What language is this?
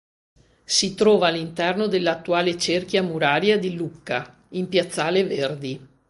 Italian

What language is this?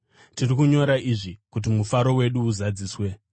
Shona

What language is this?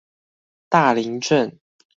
Chinese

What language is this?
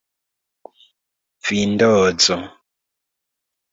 Esperanto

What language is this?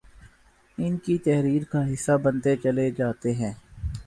Urdu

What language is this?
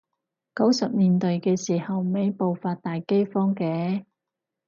Cantonese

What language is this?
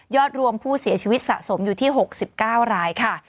Thai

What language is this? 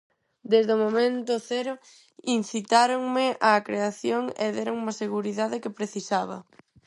Galician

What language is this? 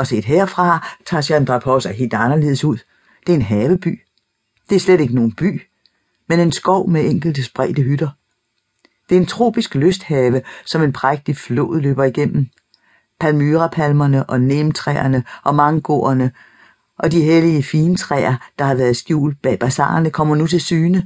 Danish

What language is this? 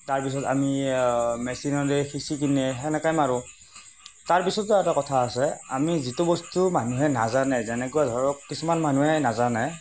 Assamese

